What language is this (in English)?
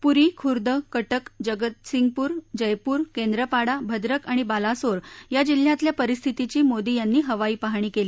Marathi